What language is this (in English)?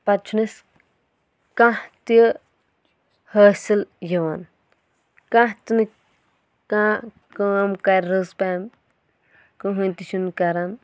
Kashmiri